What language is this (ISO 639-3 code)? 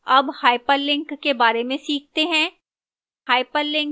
hin